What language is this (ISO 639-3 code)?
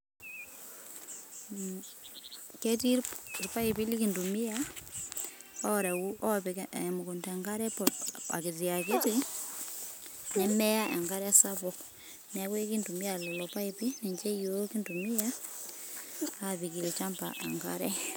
mas